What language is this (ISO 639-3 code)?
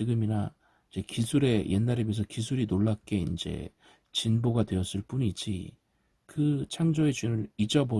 kor